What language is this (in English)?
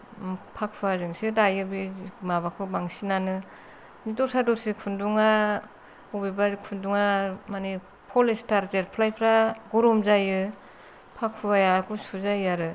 Bodo